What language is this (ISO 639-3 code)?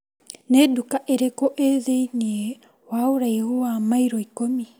kik